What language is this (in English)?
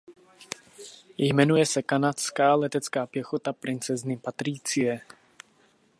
Czech